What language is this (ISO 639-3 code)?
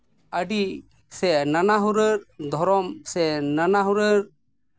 sat